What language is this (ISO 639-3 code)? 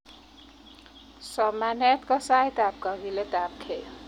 kln